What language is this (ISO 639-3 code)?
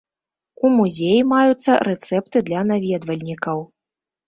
bel